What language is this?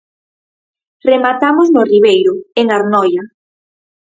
Galician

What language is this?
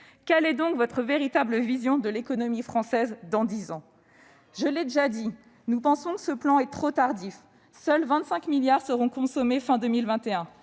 French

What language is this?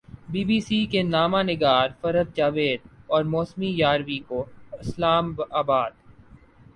Urdu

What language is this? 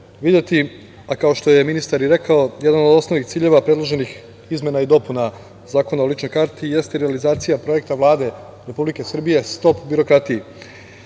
Serbian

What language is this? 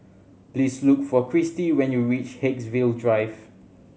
English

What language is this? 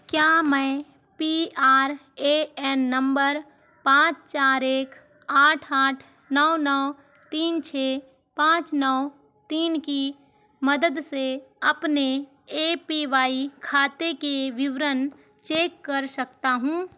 Hindi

